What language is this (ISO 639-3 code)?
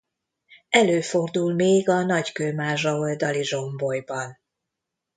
hun